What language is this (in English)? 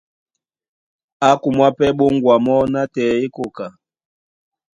Duala